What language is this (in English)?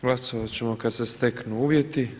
Croatian